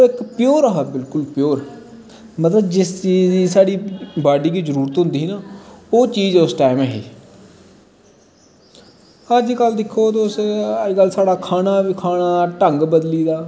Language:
Dogri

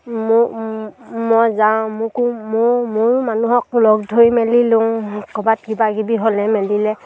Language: Assamese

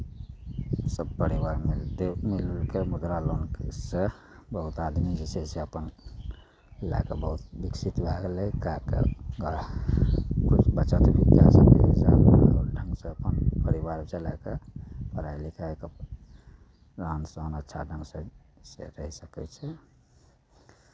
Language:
Maithili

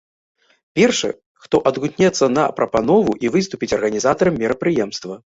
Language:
Belarusian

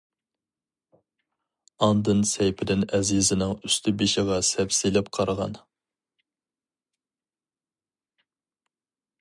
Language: Uyghur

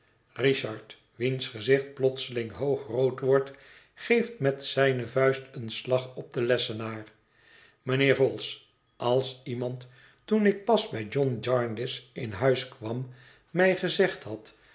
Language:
Dutch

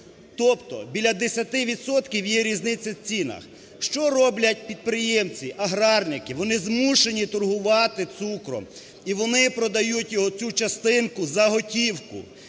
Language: Ukrainian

